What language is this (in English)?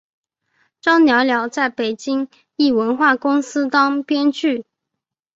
Chinese